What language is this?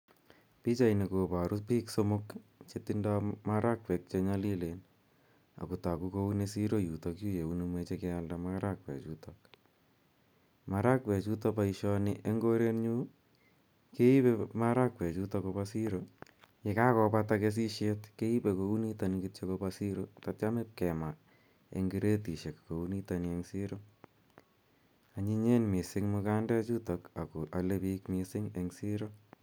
Kalenjin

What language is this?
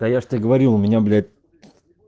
Russian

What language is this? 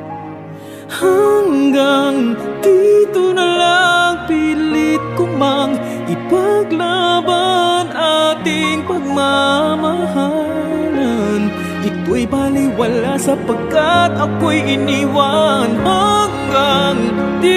Vietnamese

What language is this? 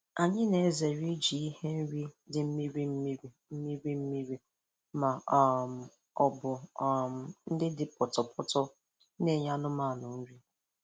Igbo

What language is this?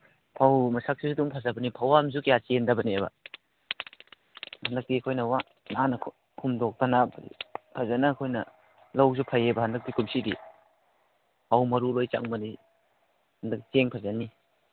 Manipuri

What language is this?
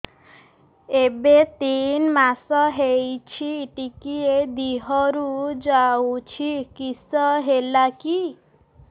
Odia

